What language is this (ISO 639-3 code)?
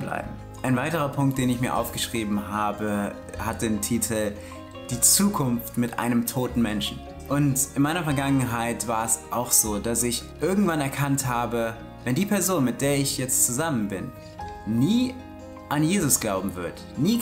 deu